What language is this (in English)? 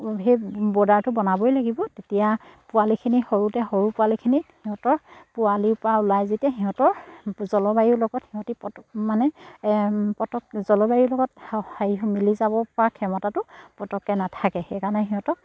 Assamese